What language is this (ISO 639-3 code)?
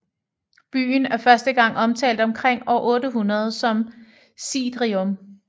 dan